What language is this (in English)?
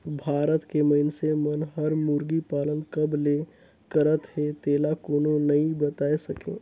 Chhattisgarhi